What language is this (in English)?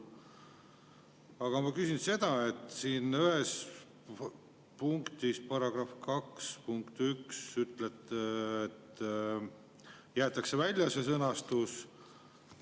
Estonian